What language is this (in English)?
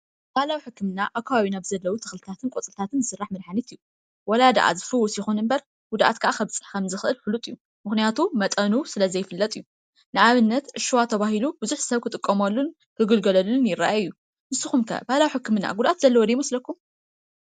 Tigrinya